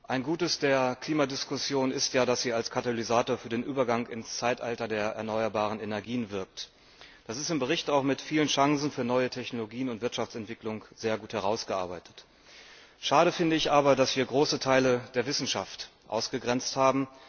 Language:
German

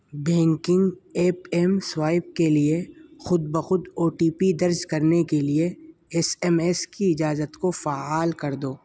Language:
Urdu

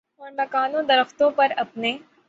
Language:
Urdu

